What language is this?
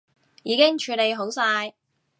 Cantonese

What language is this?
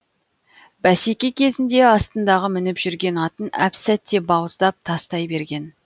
Kazakh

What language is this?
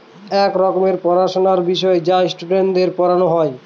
Bangla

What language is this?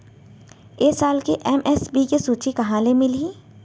Chhattisgarhi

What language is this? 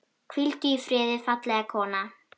Icelandic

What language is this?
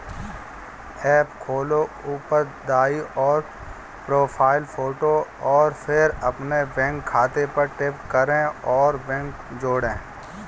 Hindi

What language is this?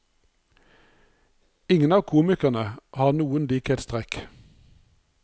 Norwegian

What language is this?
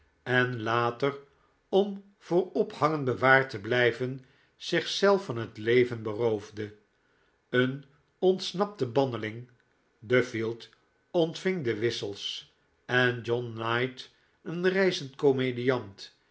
Dutch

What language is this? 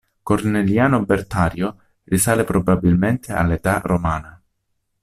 Italian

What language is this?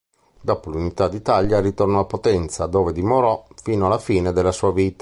Italian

